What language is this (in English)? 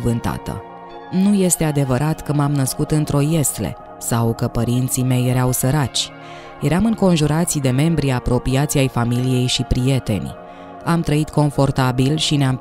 Romanian